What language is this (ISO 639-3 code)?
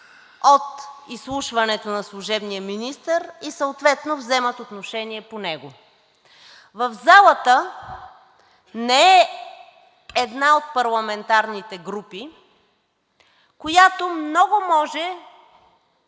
bul